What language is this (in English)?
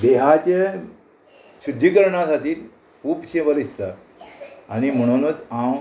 Konkani